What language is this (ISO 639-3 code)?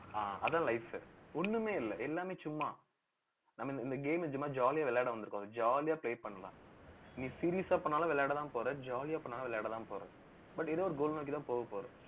tam